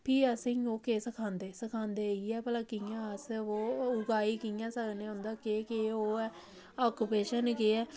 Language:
Dogri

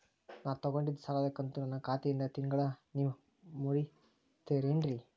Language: Kannada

